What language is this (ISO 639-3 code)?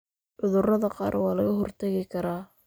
som